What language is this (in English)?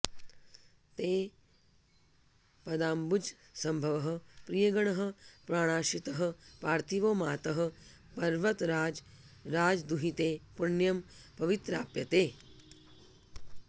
Sanskrit